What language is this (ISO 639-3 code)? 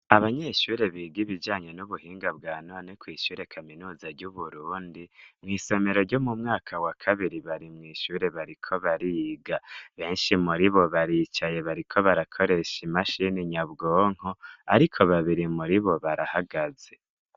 run